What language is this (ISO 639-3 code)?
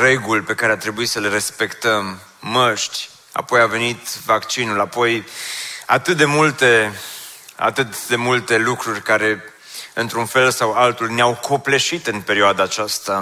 ron